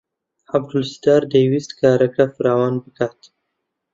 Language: Central Kurdish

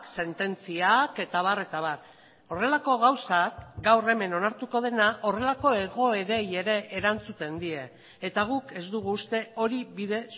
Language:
Basque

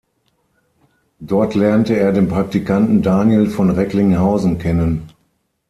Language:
German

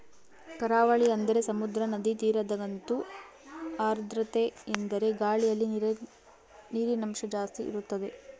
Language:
Kannada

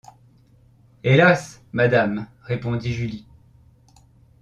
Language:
French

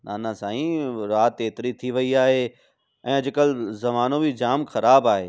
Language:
Sindhi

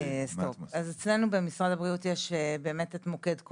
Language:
Hebrew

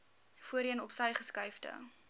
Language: Afrikaans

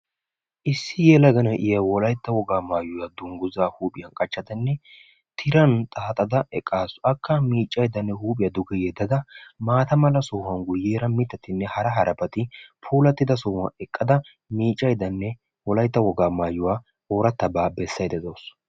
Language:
Wolaytta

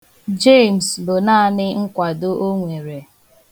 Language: Igbo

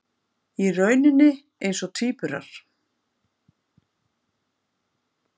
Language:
Icelandic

